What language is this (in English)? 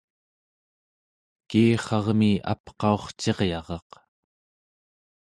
Central Yupik